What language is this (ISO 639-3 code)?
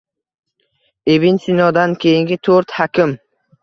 uzb